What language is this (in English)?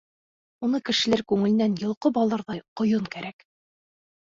Bashkir